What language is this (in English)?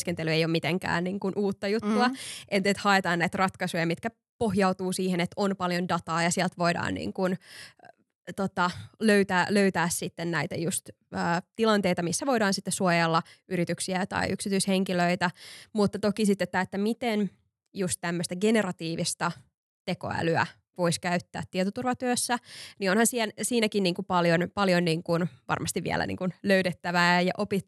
Finnish